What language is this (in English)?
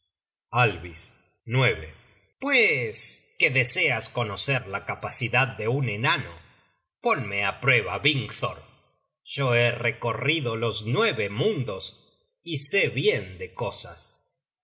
Spanish